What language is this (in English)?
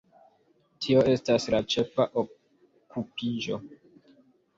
Esperanto